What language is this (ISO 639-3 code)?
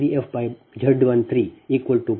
kan